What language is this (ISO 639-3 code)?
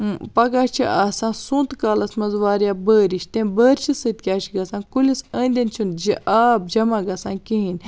kas